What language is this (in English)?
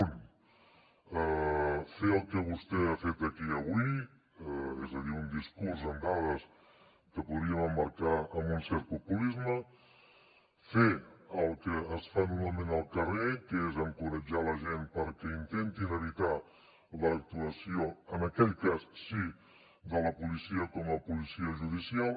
Catalan